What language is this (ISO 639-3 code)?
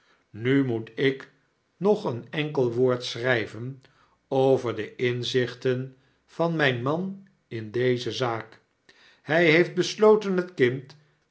nld